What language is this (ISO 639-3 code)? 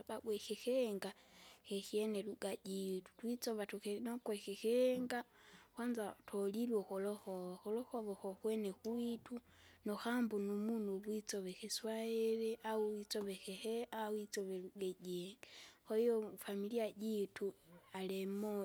zga